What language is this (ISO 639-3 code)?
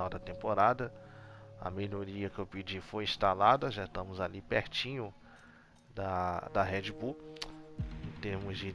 por